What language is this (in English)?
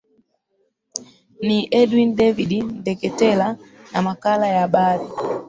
Swahili